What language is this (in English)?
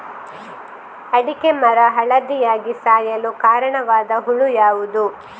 Kannada